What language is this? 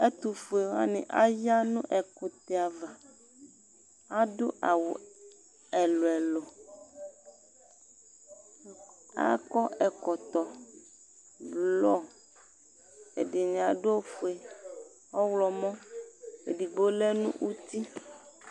Ikposo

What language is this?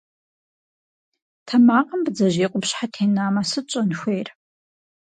Kabardian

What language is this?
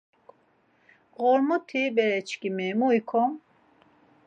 Laz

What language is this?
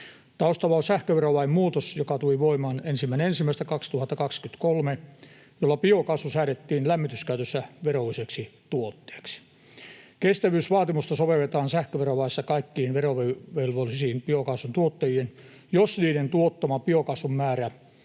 Finnish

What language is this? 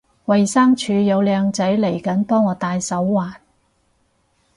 Cantonese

